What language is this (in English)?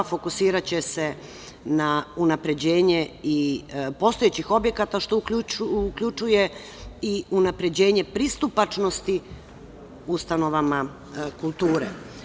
Serbian